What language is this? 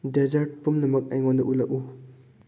Manipuri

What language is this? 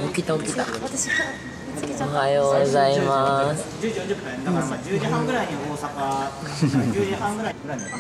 Japanese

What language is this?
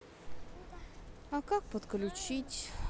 Russian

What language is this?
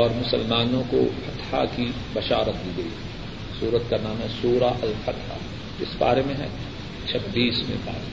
Urdu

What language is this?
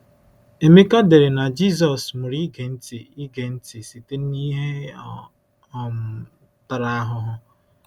Igbo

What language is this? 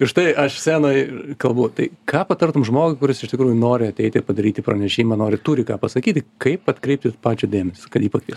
Lithuanian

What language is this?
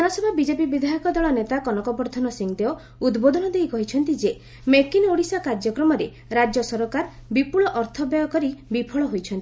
Odia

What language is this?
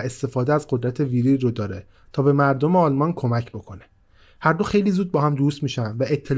Persian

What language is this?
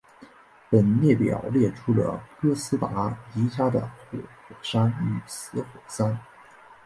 Chinese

